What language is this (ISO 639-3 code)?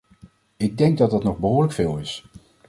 nld